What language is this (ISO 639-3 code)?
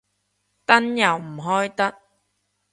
yue